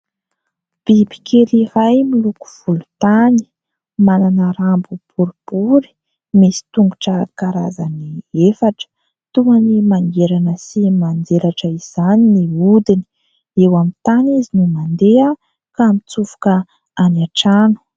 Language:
Malagasy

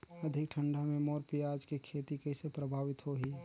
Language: Chhattisgarhi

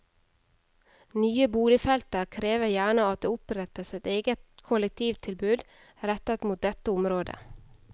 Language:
Norwegian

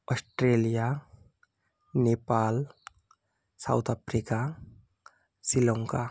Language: Bangla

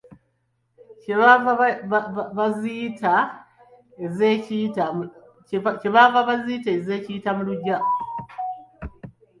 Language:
Ganda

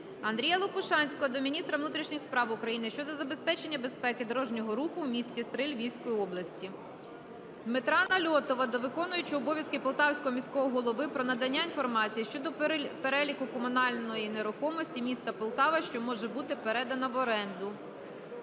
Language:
Ukrainian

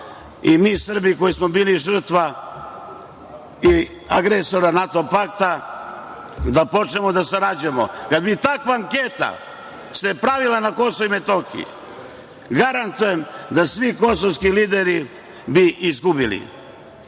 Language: Serbian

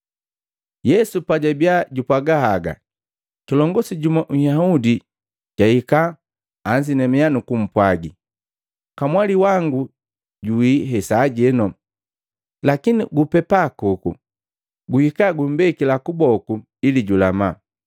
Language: Matengo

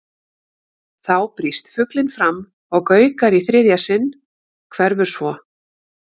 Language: Icelandic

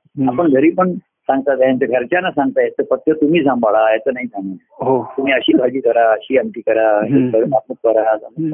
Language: Marathi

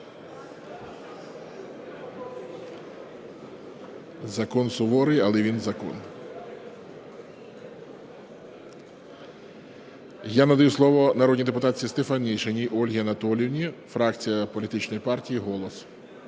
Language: Ukrainian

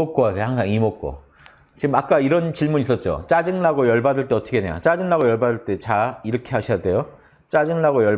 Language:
Korean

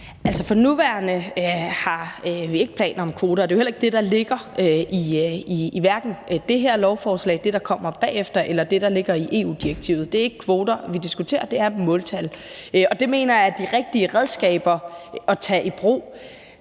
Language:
Danish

